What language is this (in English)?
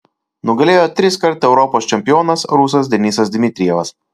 Lithuanian